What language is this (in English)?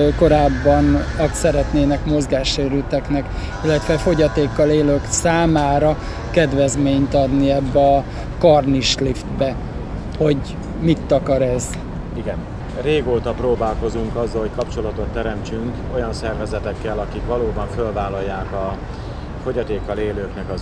Hungarian